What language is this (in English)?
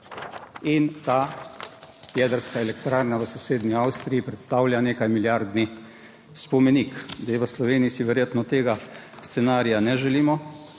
Slovenian